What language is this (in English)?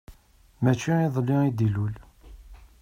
Kabyle